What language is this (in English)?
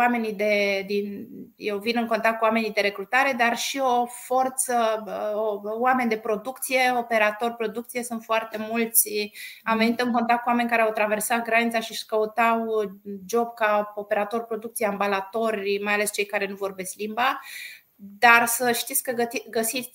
Romanian